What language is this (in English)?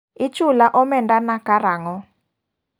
Luo (Kenya and Tanzania)